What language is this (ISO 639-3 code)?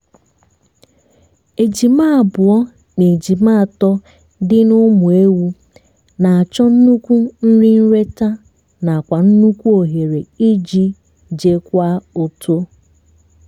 ibo